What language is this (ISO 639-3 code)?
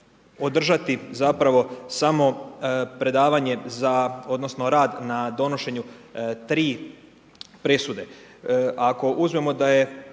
hrv